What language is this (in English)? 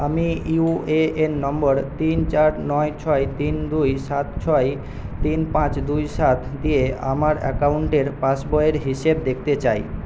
Bangla